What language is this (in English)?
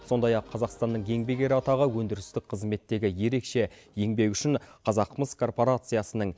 Kazakh